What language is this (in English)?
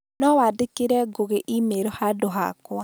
Kikuyu